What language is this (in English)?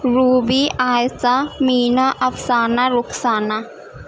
Urdu